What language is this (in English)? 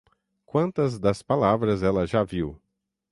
Portuguese